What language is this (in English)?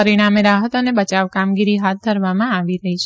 Gujarati